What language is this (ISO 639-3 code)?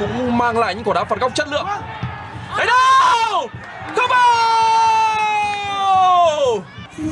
vie